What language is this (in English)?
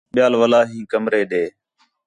Khetrani